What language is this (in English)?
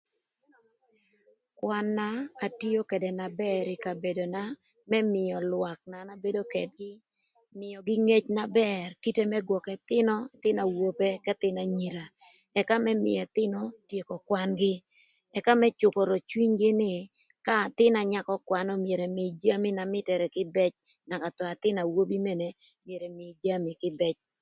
Thur